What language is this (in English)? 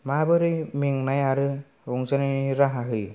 Bodo